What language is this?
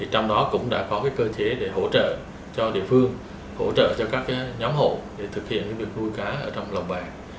Vietnamese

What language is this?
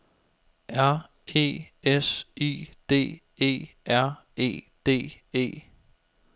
Danish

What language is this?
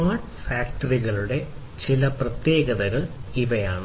Malayalam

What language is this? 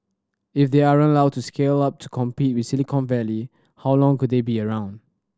English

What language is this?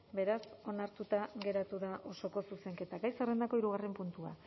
Basque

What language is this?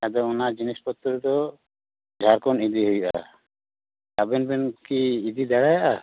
Santali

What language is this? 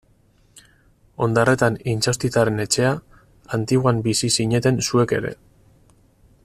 Basque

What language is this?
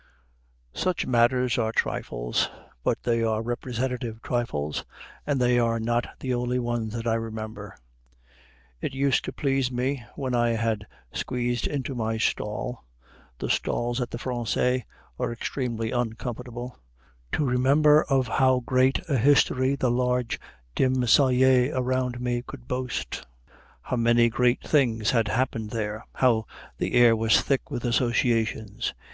English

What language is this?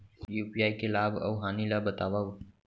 Chhattisgarhi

